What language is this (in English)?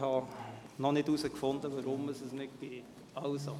Swiss German